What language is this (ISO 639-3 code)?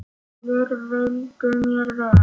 isl